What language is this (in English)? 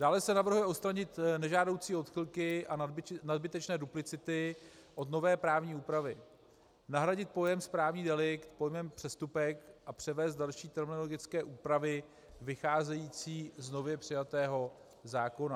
Czech